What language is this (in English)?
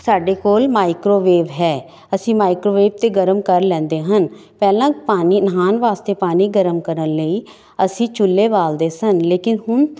Punjabi